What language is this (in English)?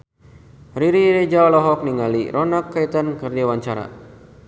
Sundanese